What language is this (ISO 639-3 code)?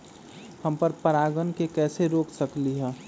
mag